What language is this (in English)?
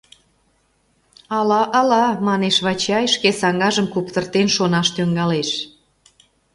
Mari